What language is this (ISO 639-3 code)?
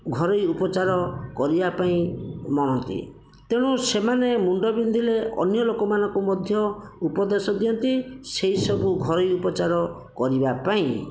ori